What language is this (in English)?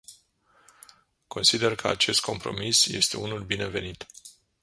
Romanian